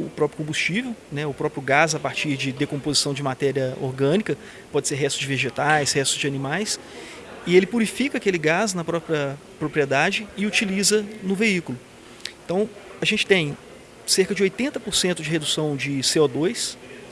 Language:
Portuguese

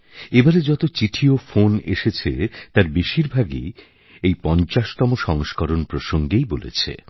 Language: Bangla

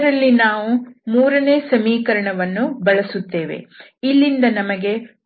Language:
Kannada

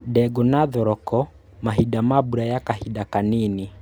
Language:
Kikuyu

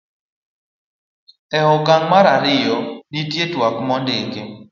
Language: Luo (Kenya and Tanzania)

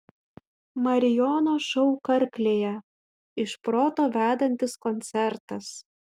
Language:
Lithuanian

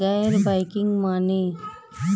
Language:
Bhojpuri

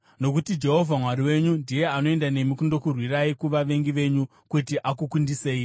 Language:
Shona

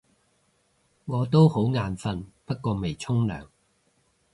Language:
Cantonese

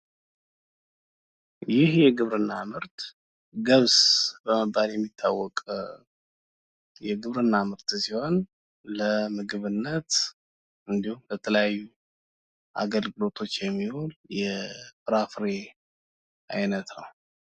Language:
Amharic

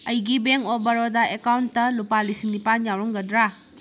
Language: Manipuri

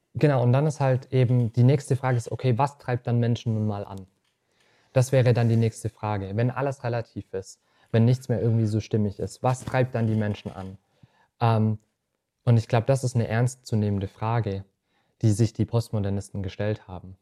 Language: German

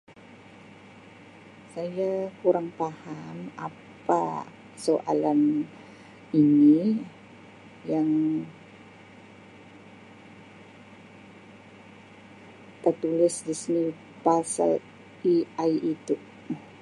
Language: Sabah Malay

